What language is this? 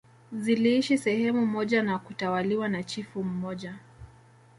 Swahili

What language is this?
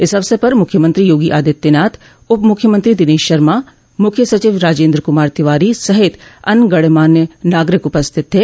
Hindi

